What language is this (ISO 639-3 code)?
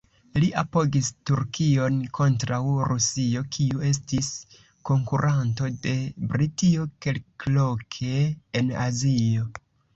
epo